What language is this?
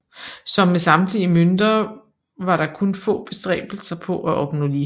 Danish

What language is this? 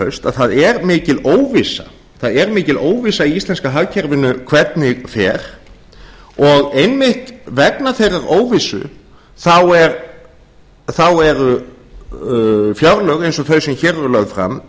Icelandic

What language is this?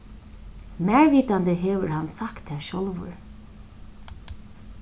Faroese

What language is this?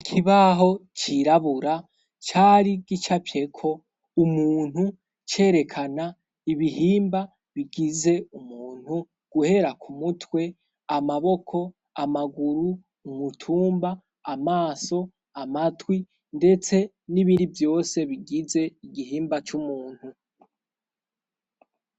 Rundi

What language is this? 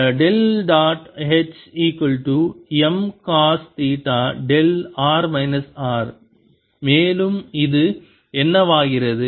Tamil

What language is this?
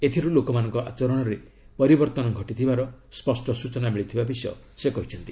Odia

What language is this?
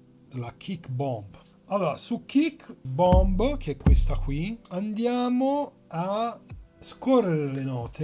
Italian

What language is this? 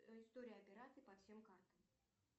Russian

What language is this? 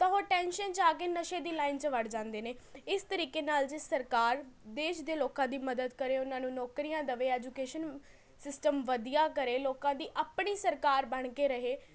Punjabi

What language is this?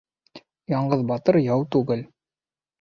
Bashkir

